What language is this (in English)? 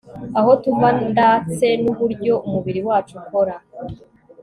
Kinyarwanda